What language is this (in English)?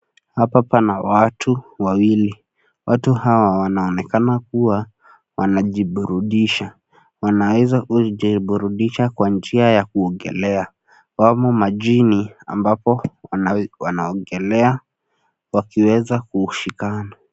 Swahili